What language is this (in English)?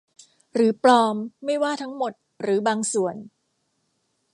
Thai